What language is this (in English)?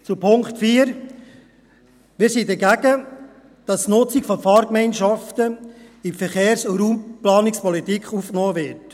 Swiss German